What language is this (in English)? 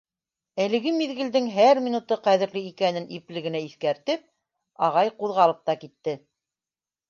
Bashkir